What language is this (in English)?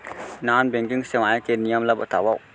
Chhattisgarhi